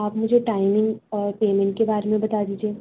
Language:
Urdu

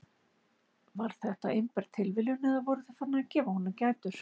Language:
Icelandic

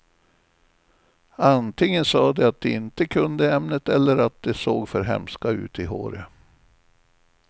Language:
Swedish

